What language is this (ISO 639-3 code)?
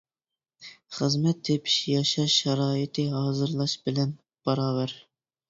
uig